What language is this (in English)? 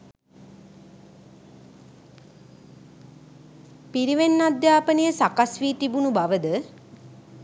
Sinhala